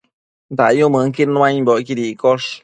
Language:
Matsés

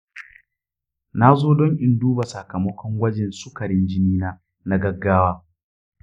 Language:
Hausa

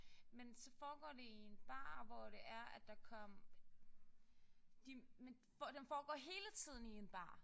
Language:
Danish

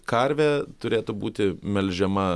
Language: Lithuanian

